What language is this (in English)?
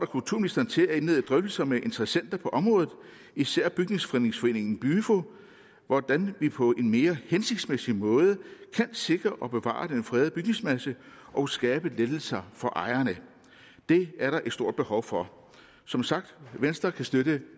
Danish